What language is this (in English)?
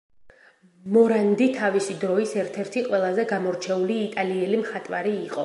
Georgian